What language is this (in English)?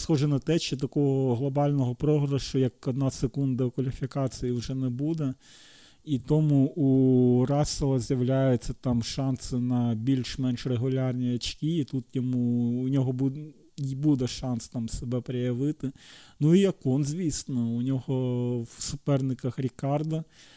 Ukrainian